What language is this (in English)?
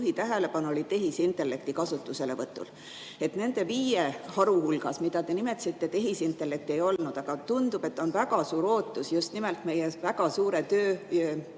Estonian